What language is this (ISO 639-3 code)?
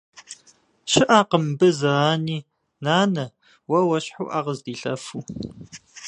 kbd